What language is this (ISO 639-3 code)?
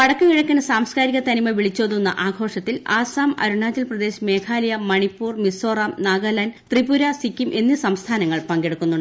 mal